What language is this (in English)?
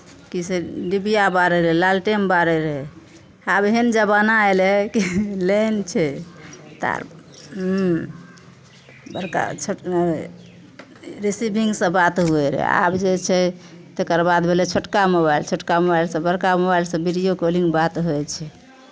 Maithili